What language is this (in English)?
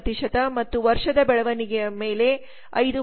Kannada